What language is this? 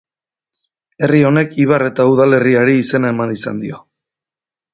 Basque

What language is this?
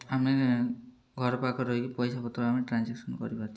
Odia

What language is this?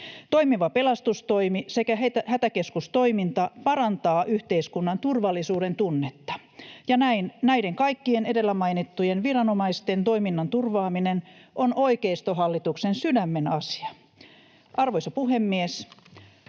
Finnish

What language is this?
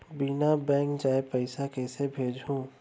Chhattisgarhi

